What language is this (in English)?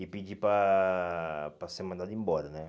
Portuguese